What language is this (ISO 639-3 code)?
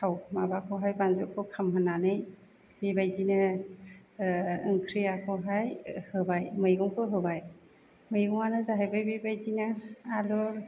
brx